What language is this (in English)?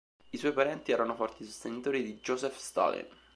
Italian